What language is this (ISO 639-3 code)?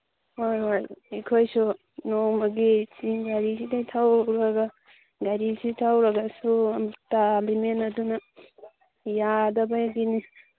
mni